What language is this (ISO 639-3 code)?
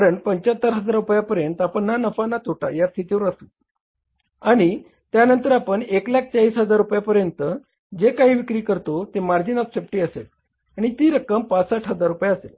mar